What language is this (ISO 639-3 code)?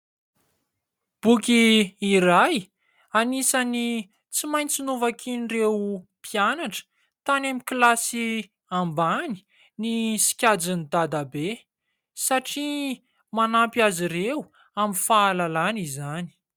mlg